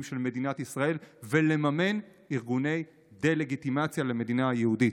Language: Hebrew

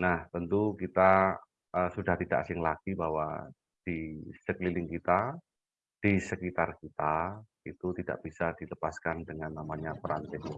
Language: Indonesian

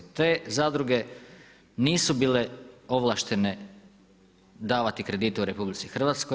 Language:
Croatian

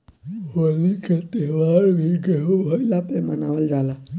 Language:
Bhojpuri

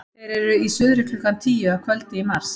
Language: Icelandic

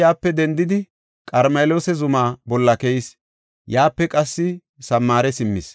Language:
Gofa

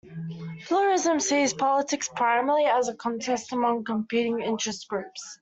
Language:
English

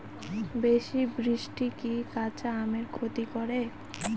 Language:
Bangla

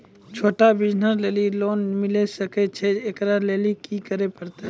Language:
Maithili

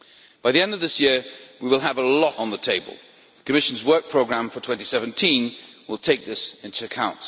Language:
English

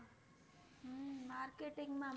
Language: Gujarati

